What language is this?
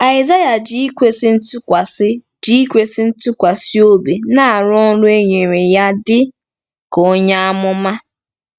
Igbo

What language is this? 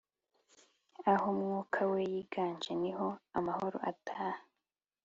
Kinyarwanda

